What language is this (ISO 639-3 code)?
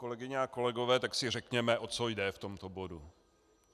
ces